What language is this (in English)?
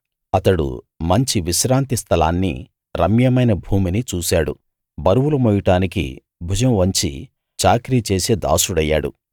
Telugu